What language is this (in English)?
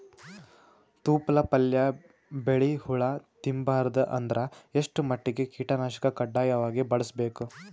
Kannada